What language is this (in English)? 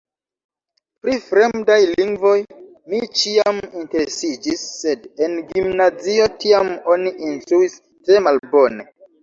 Esperanto